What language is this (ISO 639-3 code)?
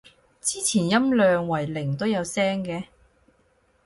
yue